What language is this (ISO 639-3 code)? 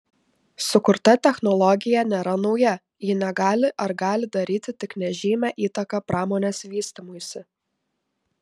lit